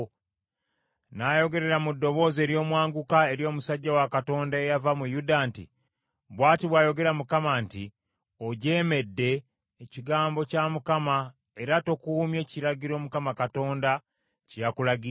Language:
Ganda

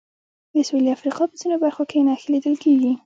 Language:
Pashto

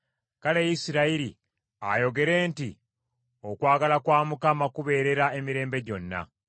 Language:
Ganda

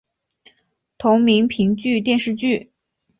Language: Chinese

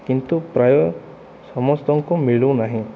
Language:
Odia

